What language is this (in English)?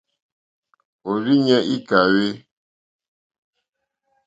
Mokpwe